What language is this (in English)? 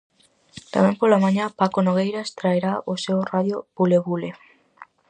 Galician